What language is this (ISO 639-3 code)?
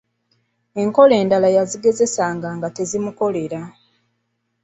lug